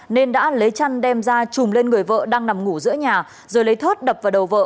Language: Vietnamese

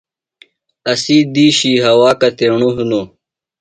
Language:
Phalura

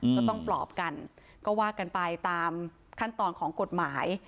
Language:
Thai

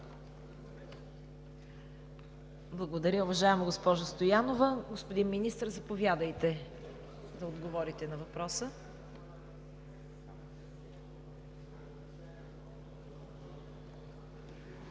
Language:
Bulgarian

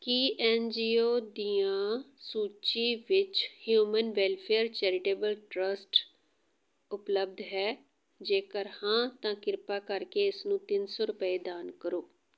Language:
Punjabi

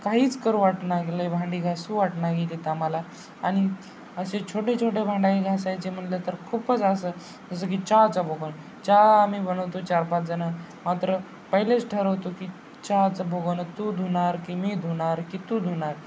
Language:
Marathi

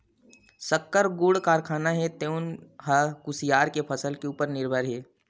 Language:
Chhattisgarhi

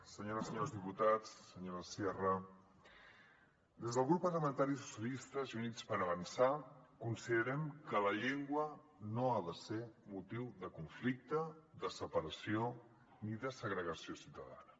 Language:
Catalan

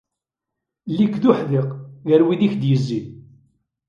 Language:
Kabyle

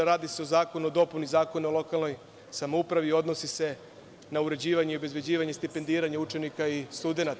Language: Serbian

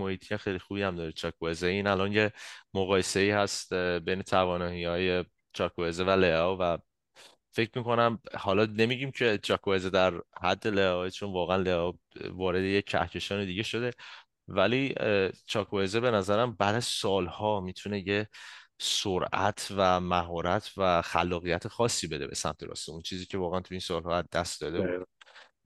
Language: Persian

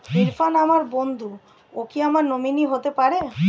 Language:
Bangla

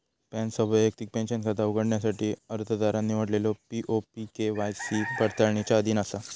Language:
Marathi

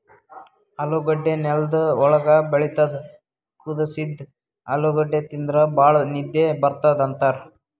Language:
Kannada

